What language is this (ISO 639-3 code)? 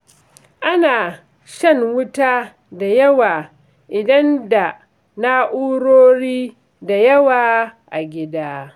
hau